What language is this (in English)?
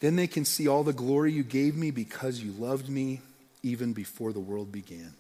English